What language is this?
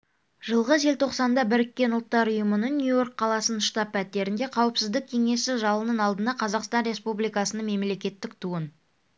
Kazakh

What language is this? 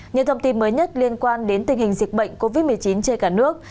Vietnamese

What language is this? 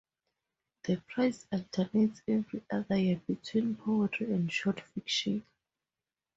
English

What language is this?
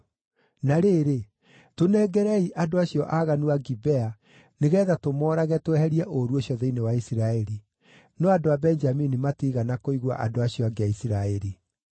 Kikuyu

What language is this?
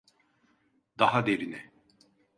Turkish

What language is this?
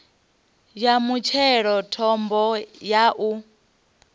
Venda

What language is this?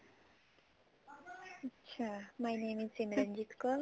Punjabi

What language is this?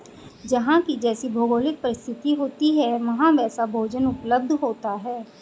Hindi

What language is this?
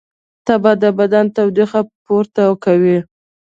Pashto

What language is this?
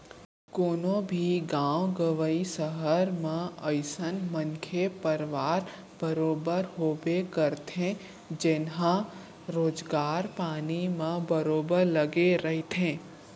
Chhattisgarhi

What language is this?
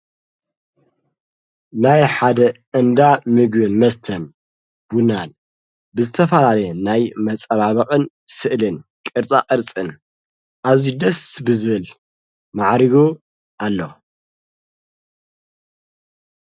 Tigrinya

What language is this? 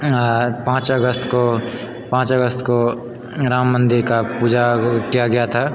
Maithili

